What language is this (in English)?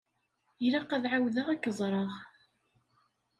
Kabyle